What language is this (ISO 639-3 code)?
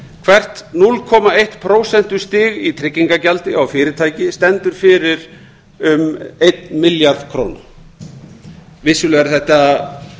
isl